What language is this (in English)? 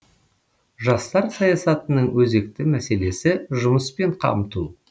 Kazakh